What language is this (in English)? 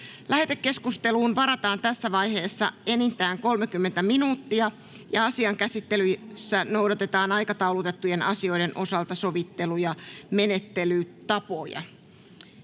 Finnish